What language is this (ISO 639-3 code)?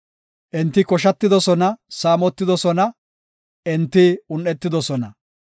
gof